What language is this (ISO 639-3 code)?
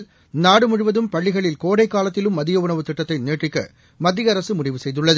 tam